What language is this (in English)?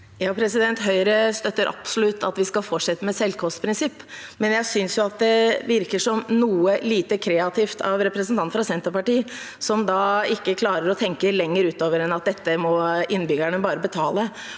Norwegian